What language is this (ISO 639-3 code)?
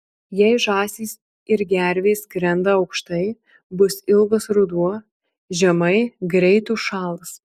lit